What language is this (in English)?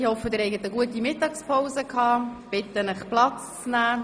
Swiss German